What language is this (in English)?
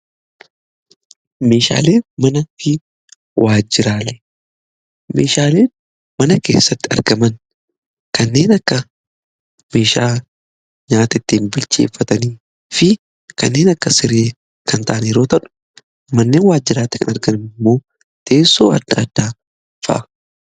Oromo